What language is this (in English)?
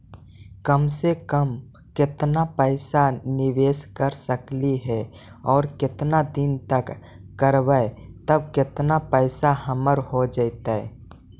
Magahi